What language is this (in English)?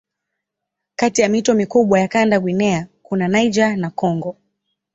Swahili